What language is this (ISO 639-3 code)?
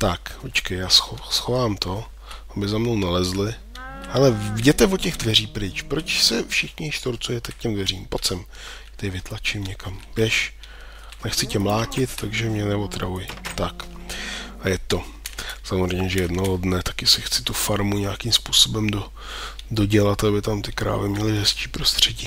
ces